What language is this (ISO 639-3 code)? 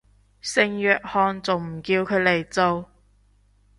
yue